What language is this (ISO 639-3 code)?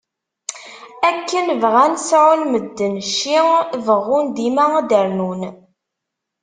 kab